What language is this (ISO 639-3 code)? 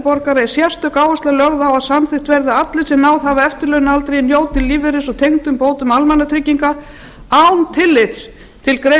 isl